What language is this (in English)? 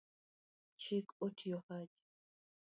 Luo (Kenya and Tanzania)